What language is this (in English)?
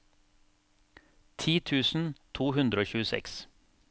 Norwegian